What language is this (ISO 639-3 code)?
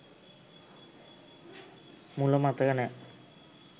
sin